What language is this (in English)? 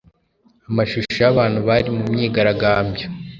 Kinyarwanda